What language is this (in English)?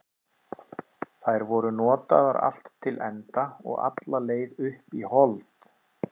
Icelandic